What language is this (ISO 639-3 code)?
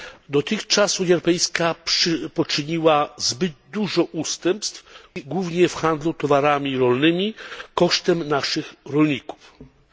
pol